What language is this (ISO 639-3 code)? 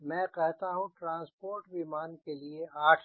hin